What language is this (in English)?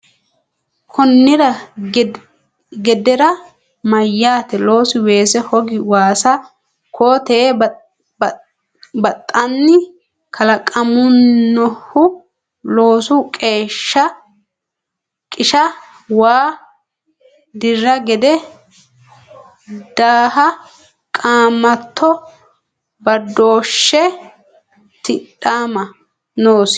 Sidamo